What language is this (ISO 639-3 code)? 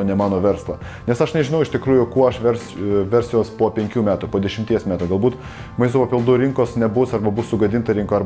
lit